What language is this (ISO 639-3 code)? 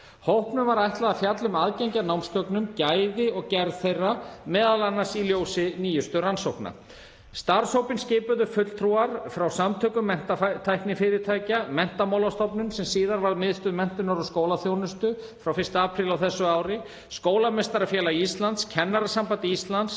isl